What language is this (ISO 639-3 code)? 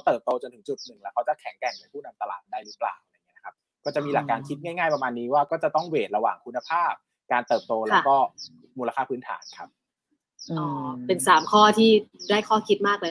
tha